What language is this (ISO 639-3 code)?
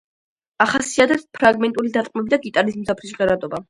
kat